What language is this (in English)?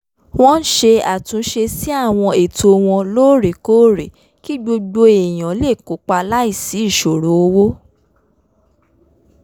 Yoruba